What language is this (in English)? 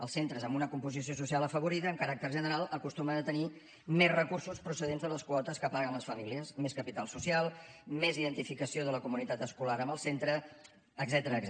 Catalan